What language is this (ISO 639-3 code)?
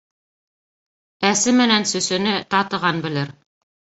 bak